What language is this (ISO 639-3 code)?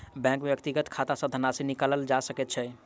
mai